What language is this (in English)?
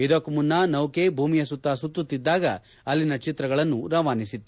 Kannada